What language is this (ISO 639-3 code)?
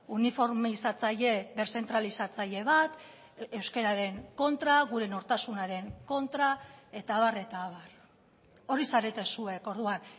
eus